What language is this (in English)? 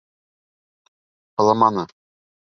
Bashkir